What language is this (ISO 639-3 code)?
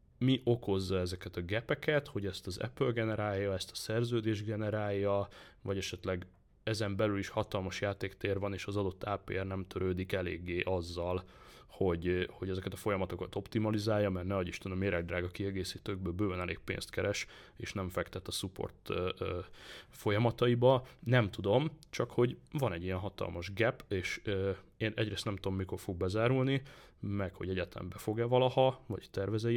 hun